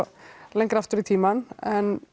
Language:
Icelandic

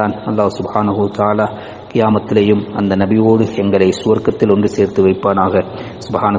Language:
Arabic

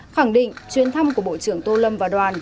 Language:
Vietnamese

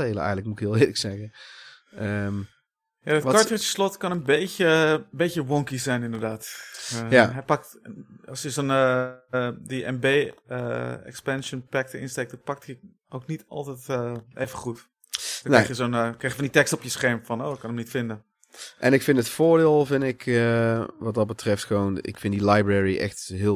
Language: Dutch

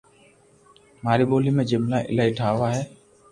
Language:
Loarki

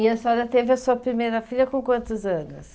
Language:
Portuguese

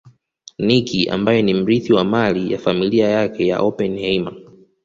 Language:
Swahili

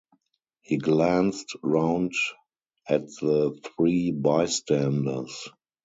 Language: English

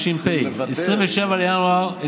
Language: Hebrew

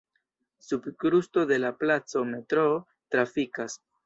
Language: Esperanto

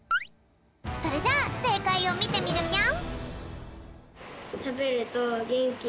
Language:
Japanese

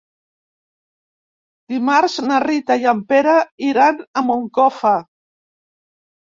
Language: Catalan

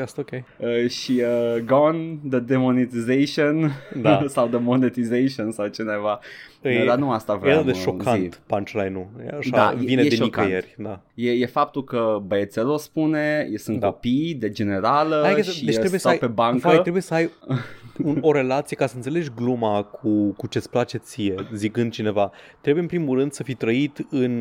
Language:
Romanian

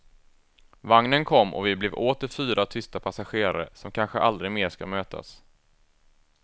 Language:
Swedish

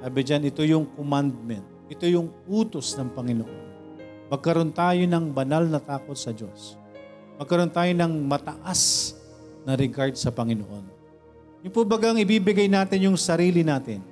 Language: Filipino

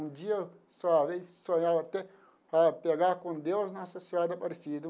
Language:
Portuguese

